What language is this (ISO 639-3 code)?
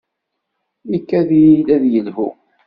kab